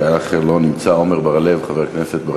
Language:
Hebrew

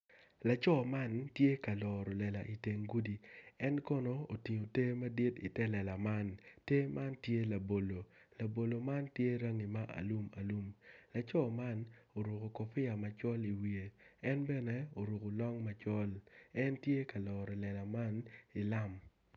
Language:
Acoli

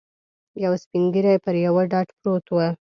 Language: Pashto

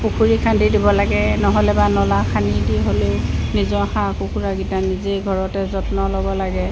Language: Assamese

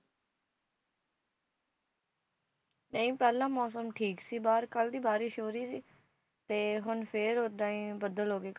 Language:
Punjabi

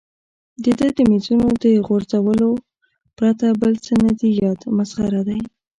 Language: Pashto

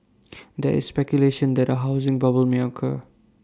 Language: English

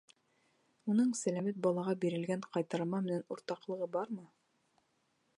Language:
Bashkir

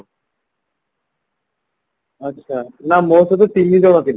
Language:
Odia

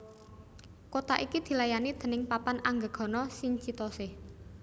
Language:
Javanese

